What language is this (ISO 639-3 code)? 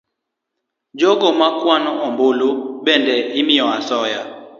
luo